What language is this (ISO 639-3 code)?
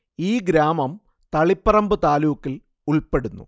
mal